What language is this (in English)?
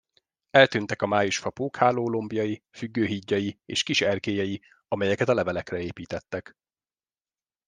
Hungarian